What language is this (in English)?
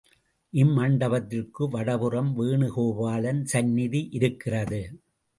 Tamil